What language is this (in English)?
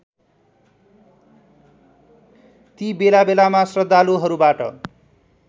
Nepali